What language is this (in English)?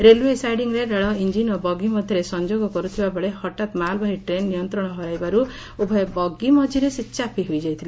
Odia